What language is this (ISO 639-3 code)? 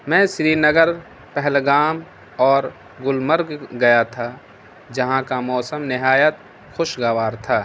urd